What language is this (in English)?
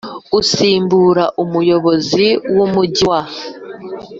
Kinyarwanda